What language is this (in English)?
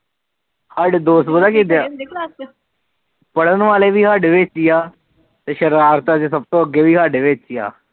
Punjabi